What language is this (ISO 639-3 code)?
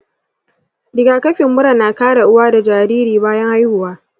hau